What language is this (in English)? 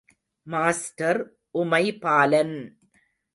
Tamil